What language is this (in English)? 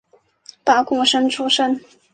Chinese